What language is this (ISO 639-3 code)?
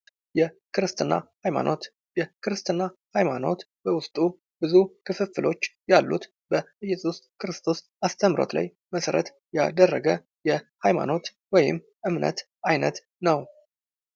amh